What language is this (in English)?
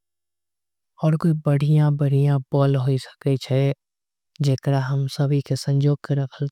Angika